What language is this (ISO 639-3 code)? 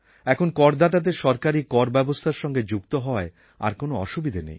ben